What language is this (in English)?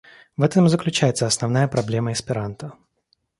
Russian